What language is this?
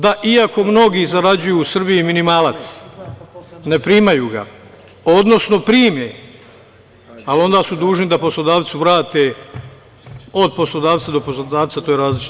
Serbian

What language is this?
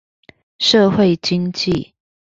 Chinese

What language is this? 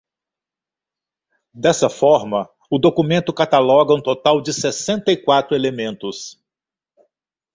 Portuguese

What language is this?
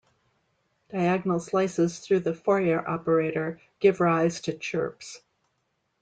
English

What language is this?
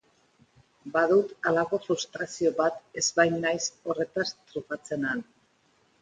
Basque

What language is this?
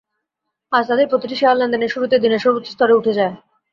Bangla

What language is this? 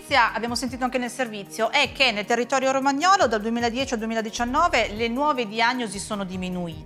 Italian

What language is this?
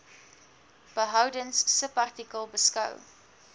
Afrikaans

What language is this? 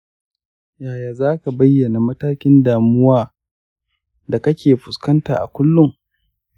Hausa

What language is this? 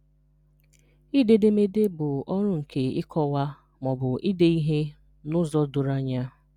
Igbo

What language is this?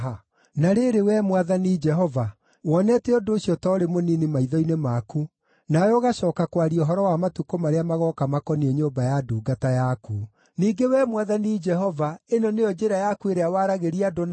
Kikuyu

